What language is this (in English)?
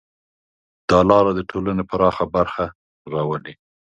Pashto